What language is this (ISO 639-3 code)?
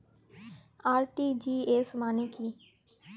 ben